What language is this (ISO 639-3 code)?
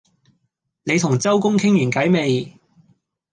yue